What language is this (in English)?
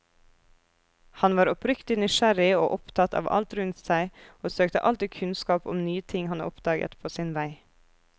Norwegian